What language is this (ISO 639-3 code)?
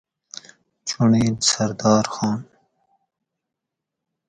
gwc